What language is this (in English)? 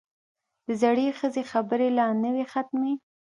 Pashto